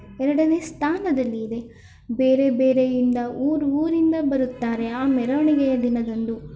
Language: Kannada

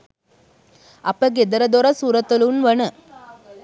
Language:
Sinhala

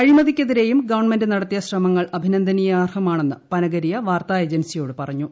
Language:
Malayalam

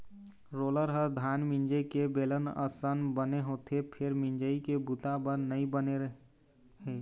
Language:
Chhattisgarhi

